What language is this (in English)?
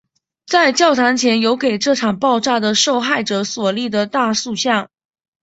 Chinese